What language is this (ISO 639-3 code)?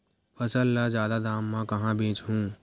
hne